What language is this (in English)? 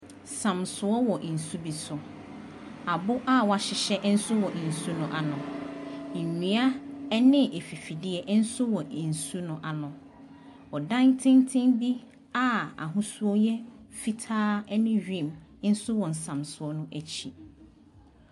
Akan